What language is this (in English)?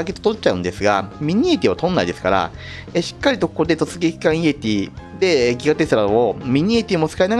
Japanese